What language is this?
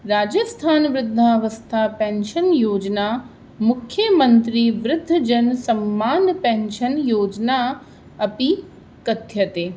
Sanskrit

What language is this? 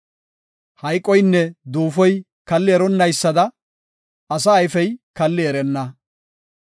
Gofa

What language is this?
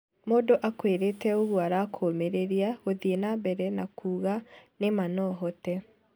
Kikuyu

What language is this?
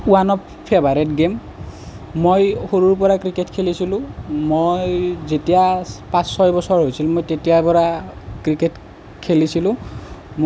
Assamese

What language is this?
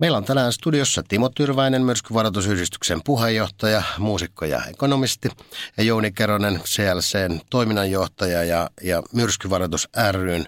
Finnish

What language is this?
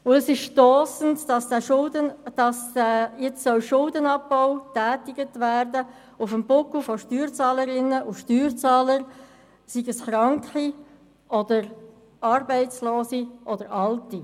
Swiss German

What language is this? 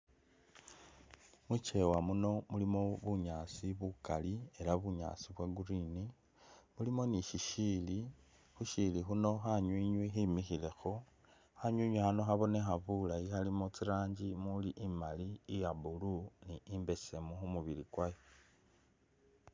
Masaaba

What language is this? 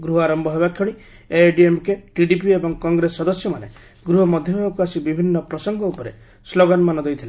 Odia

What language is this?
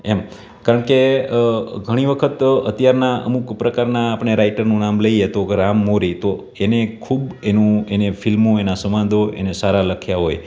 Gujarati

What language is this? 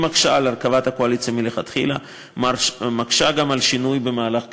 Hebrew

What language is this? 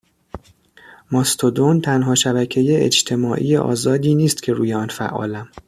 Persian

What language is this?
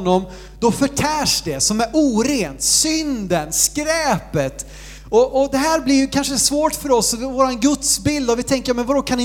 Swedish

